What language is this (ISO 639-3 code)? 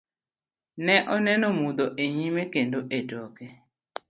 luo